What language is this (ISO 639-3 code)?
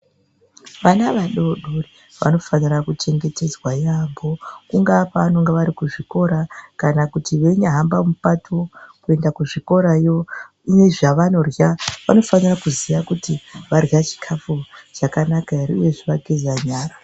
ndc